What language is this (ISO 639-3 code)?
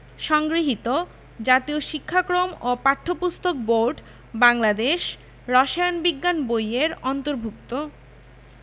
ben